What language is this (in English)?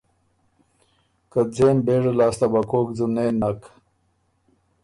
Ormuri